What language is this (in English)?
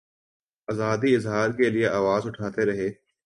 Urdu